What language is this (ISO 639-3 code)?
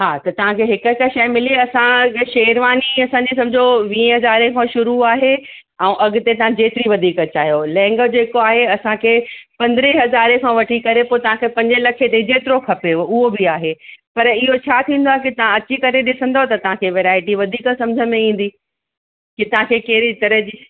snd